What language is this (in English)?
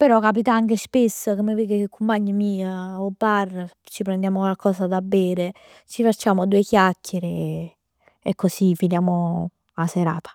Neapolitan